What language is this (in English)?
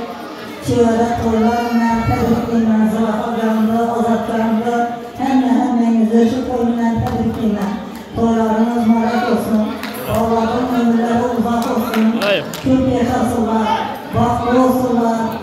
Arabic